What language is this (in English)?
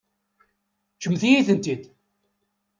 Kabyle